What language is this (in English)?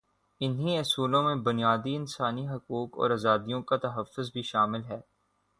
Urdu